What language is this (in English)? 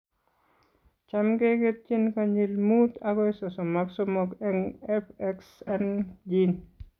Kalenjin